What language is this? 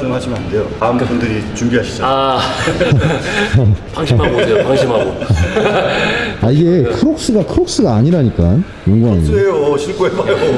Korean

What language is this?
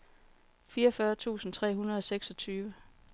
Danish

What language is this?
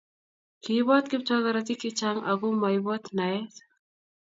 Kalenjin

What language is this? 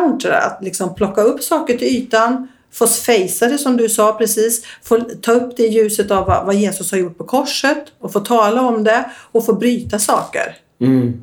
Swedish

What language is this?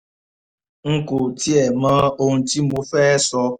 Yoruba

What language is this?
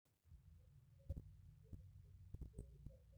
Masai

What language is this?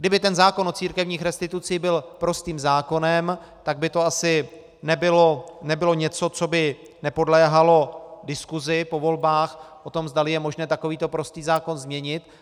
Czech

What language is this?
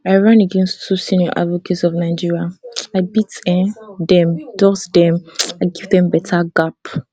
Nigerian Pidgin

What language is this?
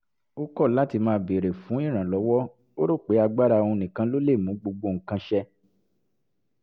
Yoruba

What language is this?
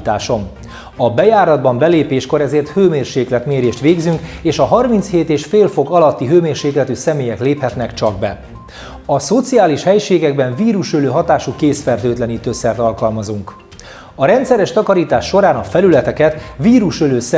Hungarian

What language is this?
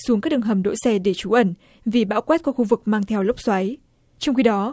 Vietnamese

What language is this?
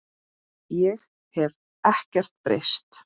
Icelandic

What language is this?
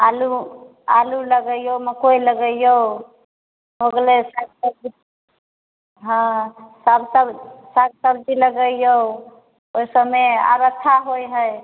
Maithili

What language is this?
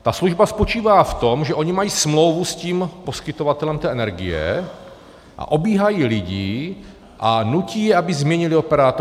Czech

